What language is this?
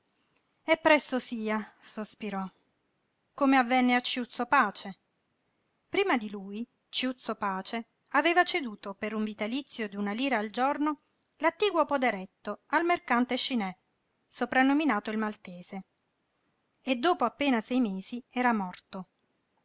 Italian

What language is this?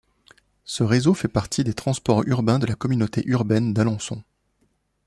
French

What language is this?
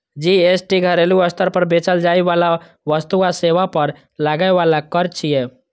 Maithili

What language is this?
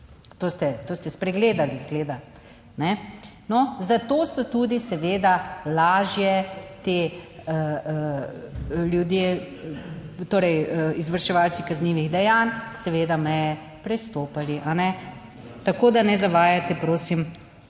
Slovenian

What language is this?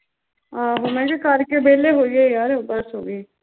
Punjabi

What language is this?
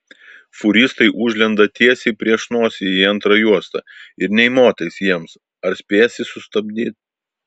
Lithuanian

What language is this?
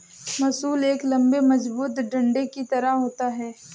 Hindi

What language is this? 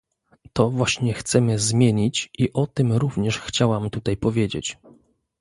Polish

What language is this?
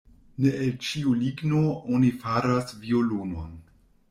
Esperanto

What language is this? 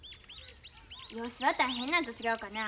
Japanese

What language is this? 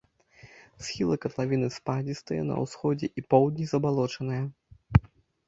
Belarusian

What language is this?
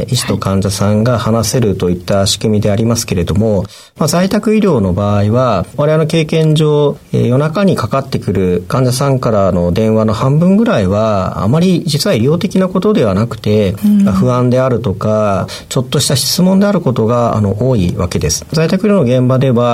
Japanese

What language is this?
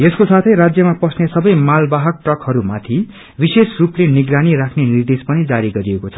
Nepali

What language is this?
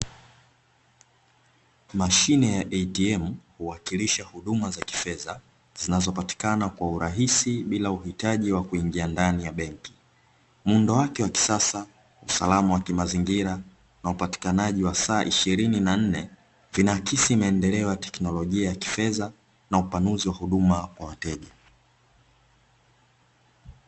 Swahili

